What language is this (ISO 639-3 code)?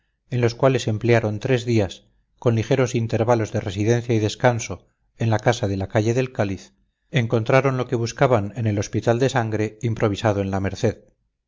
spa